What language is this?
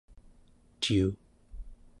Central Yupik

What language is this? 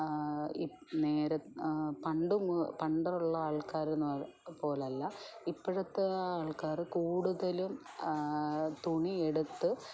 Malayalam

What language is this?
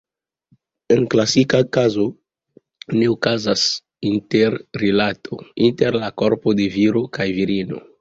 Esperanto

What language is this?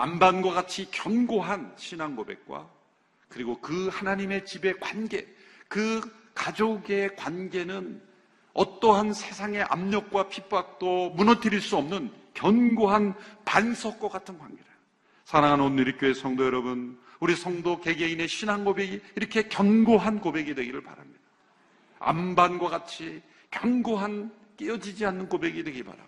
Korean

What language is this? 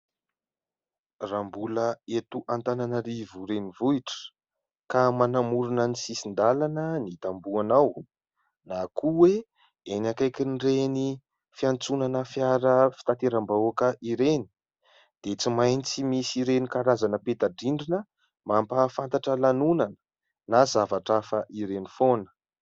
Malagasy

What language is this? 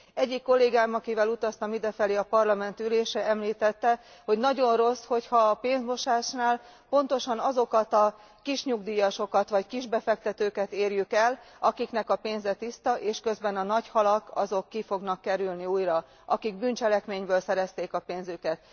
Hungarian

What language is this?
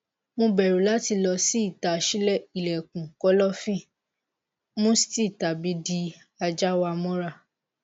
Yoruba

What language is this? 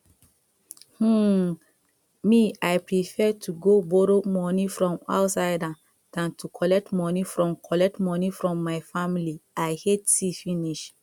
Nigerian Pidgin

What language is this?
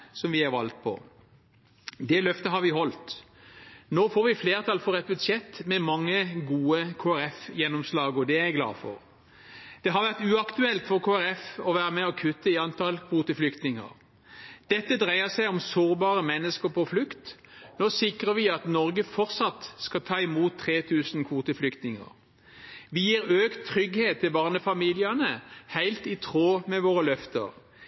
Norwegian Bokmål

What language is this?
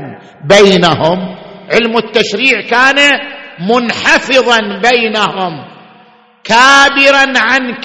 Arabic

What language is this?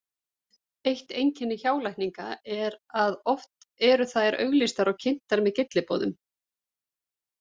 Icelandic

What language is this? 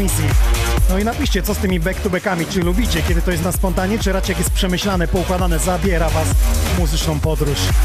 Polish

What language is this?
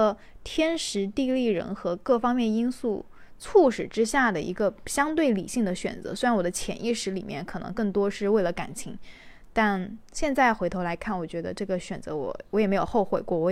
Chinese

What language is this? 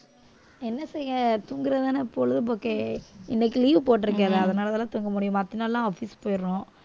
Tamil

